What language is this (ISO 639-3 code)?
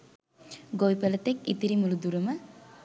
sin